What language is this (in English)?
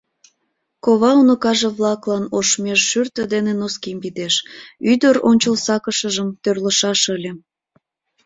Mari